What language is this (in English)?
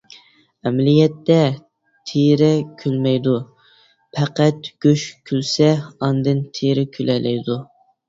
Uyghur